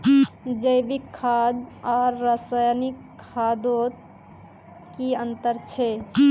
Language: Magahi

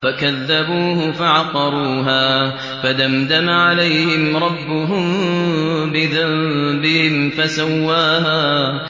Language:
Arabic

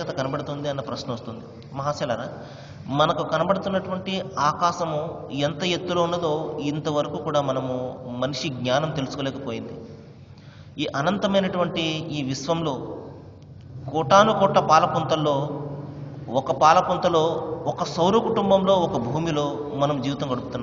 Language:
Arabic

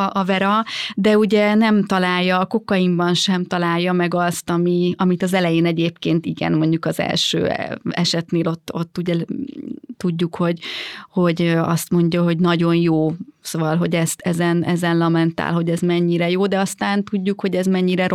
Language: Hungarian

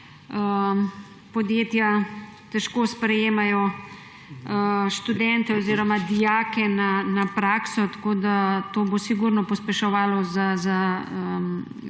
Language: Slovenian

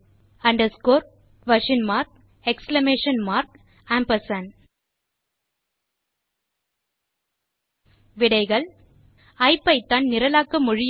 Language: Tamil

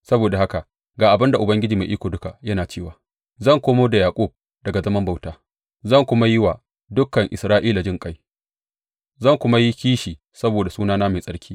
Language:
Hausa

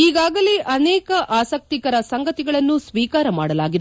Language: Kannada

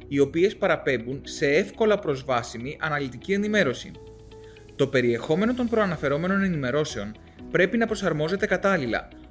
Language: Greek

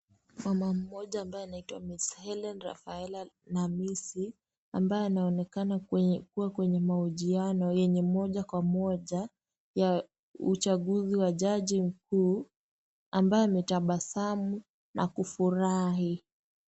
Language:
Swahili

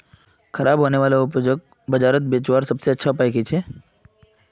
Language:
Magahi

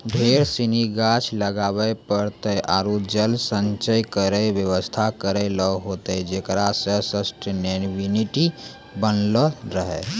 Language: Maithili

